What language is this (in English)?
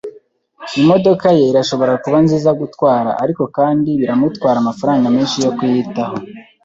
Kinyarwanda